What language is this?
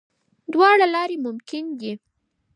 Pashto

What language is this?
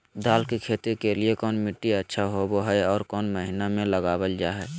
Magahi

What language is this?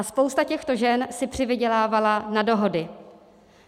Czech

